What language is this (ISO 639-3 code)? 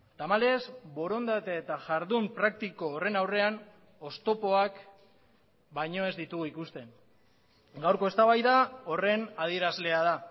eus